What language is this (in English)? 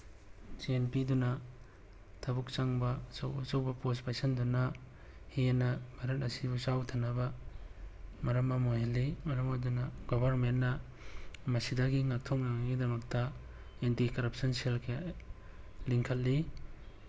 Manipuri